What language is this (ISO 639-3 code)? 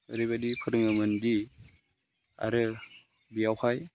brx